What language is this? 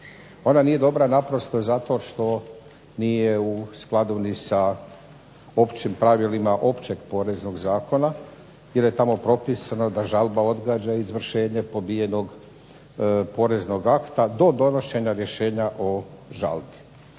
Croatian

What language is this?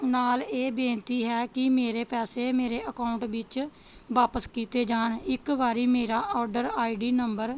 Punjabi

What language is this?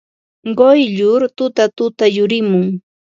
Ambo-Pasco Quechua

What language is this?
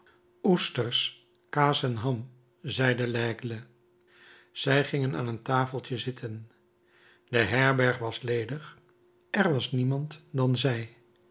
Dutch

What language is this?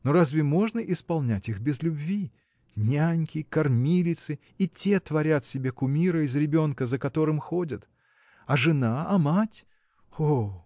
Russian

